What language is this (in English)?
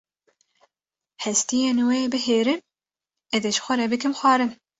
Kurdish